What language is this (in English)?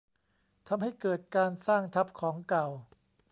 Thai